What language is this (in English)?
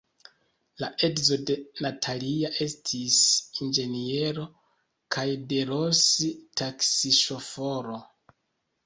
Esperanto